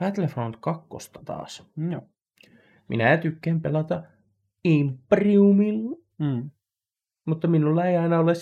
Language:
Finnish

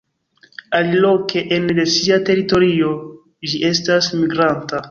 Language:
Esperanto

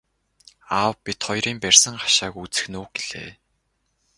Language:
Mongolian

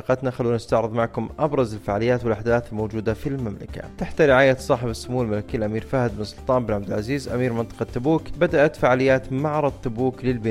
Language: Arabic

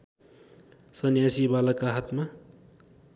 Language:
Nepali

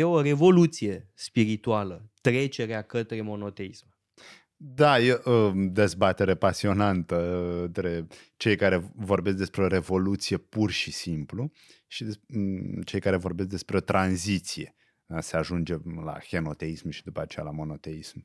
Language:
Romanian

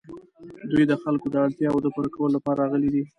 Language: Pashto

